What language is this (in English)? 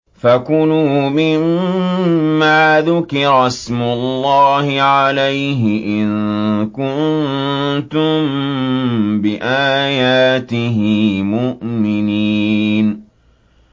Arabic